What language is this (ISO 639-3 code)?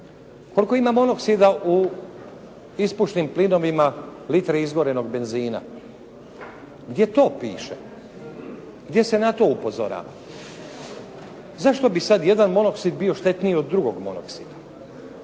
hrv